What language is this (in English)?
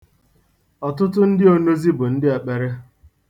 Igbo